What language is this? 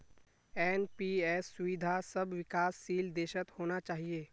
Magahi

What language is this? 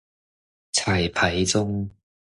Chinese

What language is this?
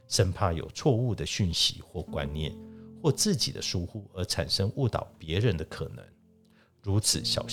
Chinese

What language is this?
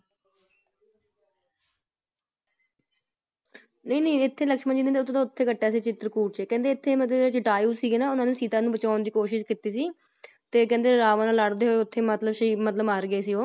Punjabi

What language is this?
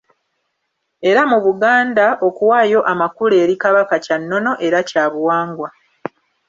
Ganda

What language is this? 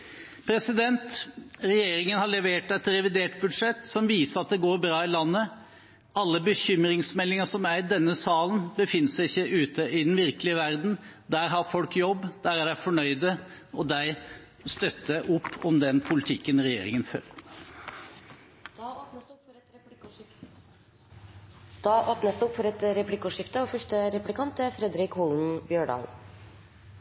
Norwegian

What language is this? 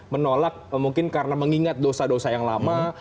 Indonesian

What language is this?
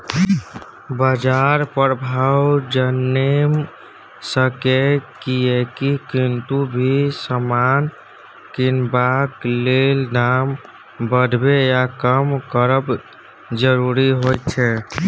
Maithili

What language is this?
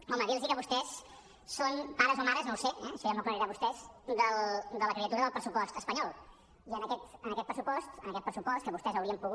Catalan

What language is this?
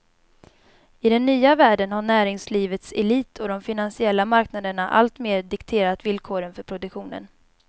Swedish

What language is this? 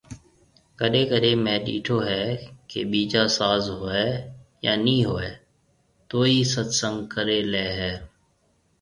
Marwari (Pakistan)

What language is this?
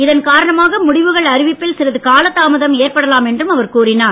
Tamil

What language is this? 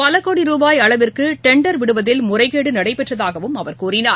Tamil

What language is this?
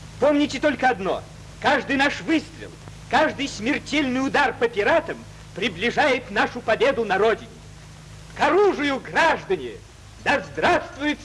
Russian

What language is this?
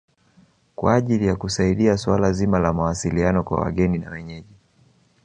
Swahili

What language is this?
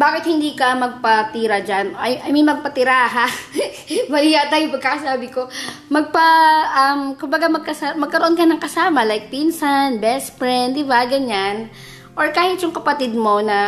Filipino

